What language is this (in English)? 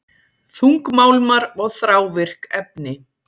Icelandic